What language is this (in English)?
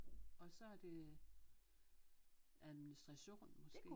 Danish